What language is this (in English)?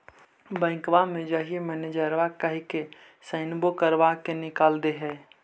Magahi